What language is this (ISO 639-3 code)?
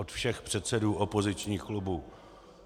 ces